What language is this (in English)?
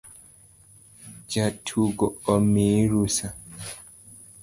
Luo (Kenya and Tanzania)